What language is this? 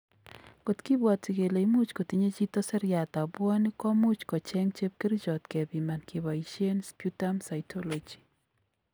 Kalenjin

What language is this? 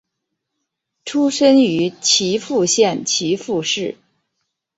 Chinese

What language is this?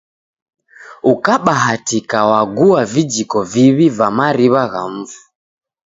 Taita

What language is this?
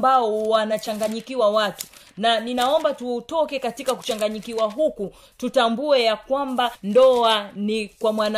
Swahili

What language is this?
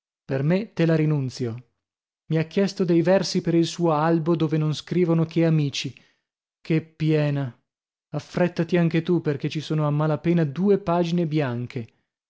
Italian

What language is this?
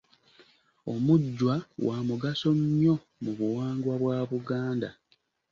Ganda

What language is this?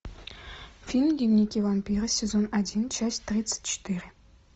Russian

